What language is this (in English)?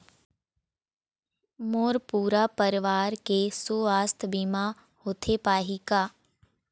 Chhattisgarhi